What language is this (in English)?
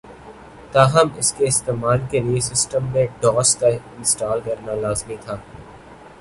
Urdu